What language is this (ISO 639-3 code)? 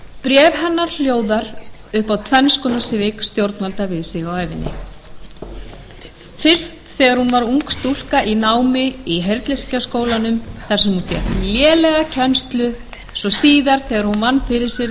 isl